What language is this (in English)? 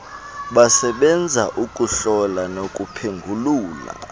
Xhosa